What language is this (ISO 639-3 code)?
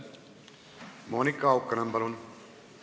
est